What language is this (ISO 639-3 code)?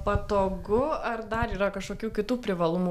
lit